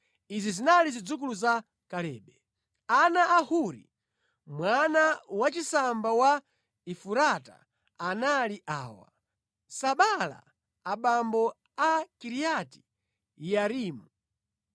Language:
Nyanja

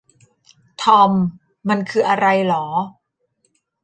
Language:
Thai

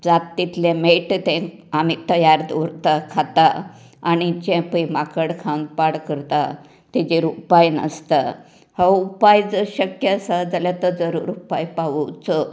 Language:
Konkani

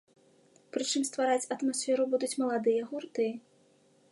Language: Belarusian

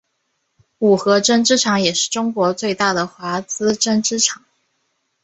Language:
Chinese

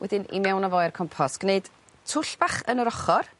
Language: Welsh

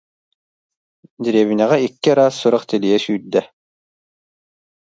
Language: Yakut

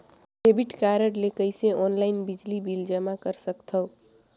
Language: Chhattisgarhi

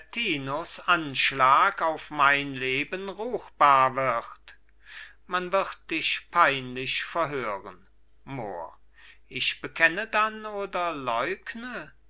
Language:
German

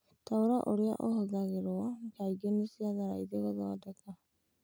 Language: Kikuyu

